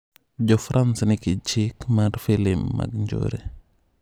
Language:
Luo (Kenya and Tanzania)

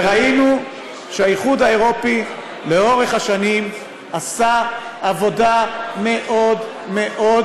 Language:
Hebrew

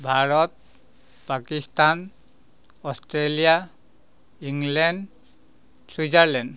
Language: Assamese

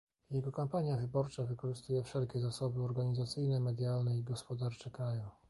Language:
Polish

